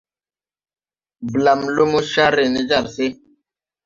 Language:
Tupuri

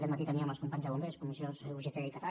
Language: Catalan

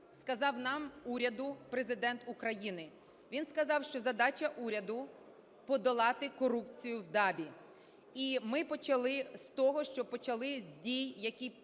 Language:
Ukrainian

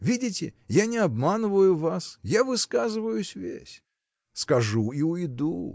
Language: Russian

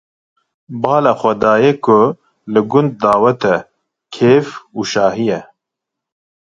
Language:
Kurdish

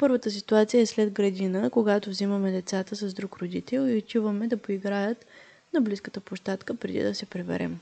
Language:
Bulgarian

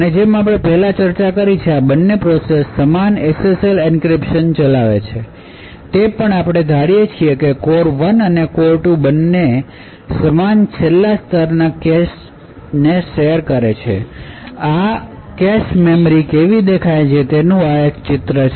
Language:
Gujarati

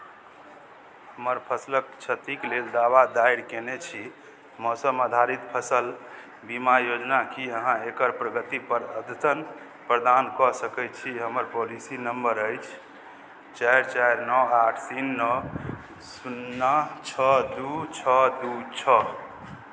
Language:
Maithili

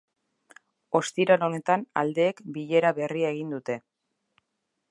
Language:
Basque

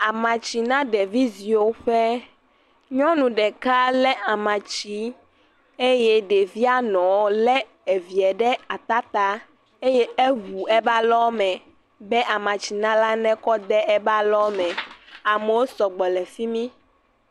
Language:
Ewe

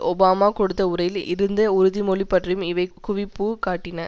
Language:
Tamil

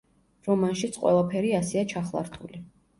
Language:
Georgian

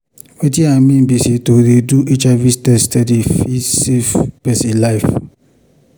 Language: Nigerian Pidgin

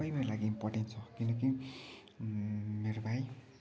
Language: Nepali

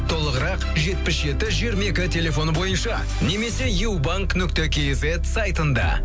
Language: Kazakh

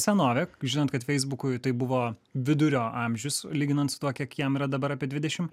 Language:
Lithuanian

